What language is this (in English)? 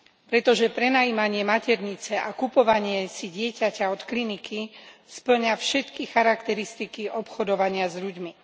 Slovak